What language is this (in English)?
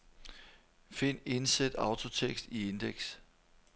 Danish